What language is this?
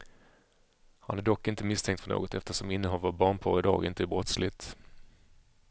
Swedish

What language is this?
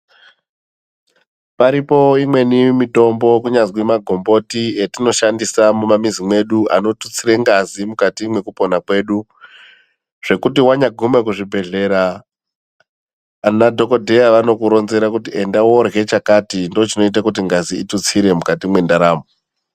Ndau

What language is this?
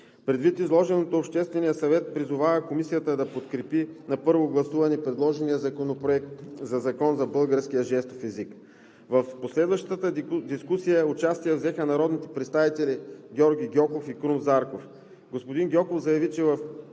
Bulgarian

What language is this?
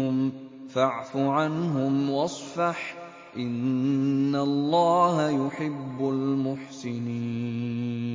Arabic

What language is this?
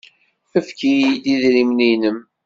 Kabyle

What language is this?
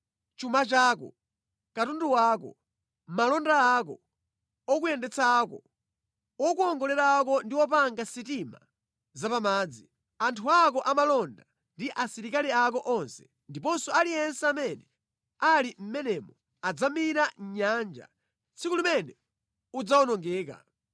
Nyanja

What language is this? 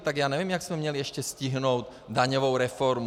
Czech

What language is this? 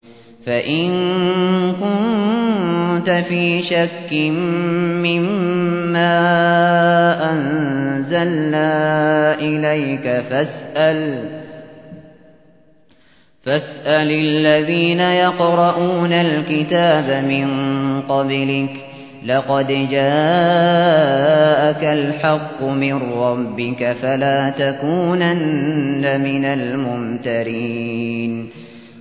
Arabic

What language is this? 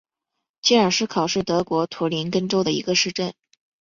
Chinese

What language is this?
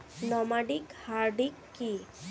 Bangla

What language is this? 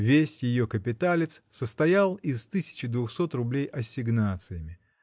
Russian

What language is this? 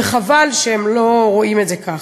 Hebrew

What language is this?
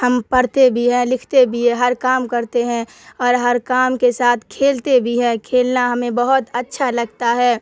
Urdu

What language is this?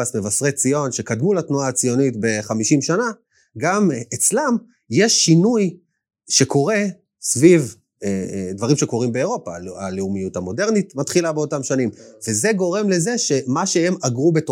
Hebrew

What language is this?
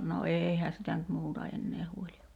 Finnish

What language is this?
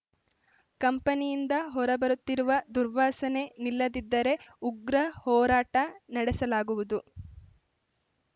Kannada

